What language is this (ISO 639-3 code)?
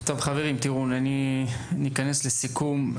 heb